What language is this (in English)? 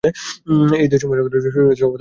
Bangla